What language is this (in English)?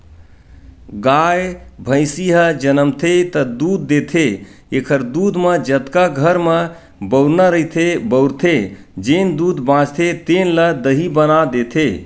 Chhattisgarhi